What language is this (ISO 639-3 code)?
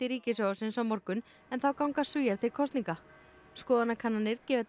isl